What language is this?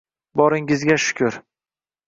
Uzbek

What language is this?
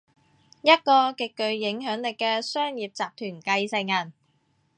Cantonese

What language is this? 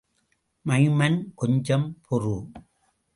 Tamil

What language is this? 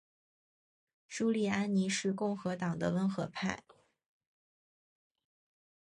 Chinese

